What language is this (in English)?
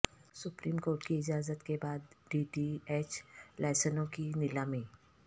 Urdu